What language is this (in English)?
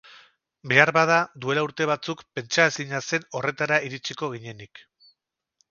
Basque